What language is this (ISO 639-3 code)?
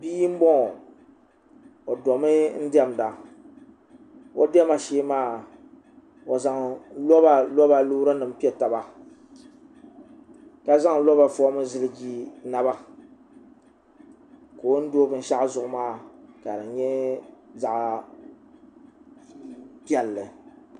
dag